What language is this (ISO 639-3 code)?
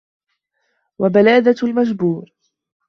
ara